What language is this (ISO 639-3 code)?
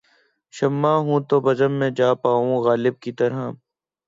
urd